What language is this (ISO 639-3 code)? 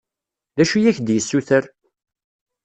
kab